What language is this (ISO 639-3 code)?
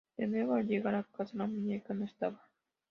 spa